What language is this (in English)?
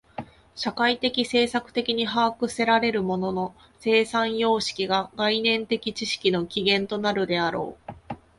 Japanese